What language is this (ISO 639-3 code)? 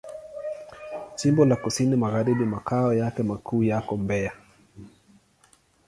swa